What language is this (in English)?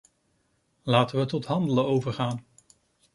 Dutch